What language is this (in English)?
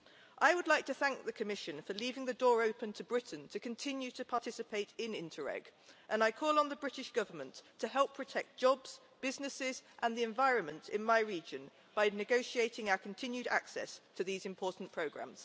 English